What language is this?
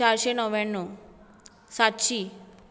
Konkani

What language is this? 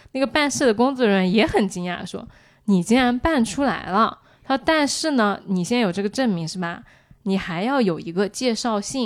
Chinese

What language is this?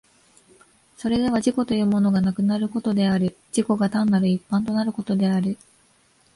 Japanese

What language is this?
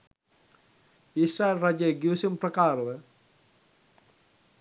Sinhala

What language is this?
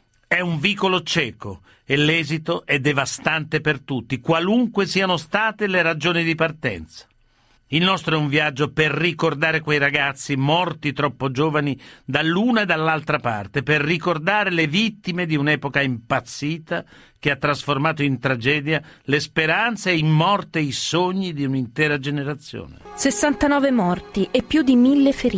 Italian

